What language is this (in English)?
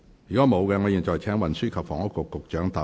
Cantonese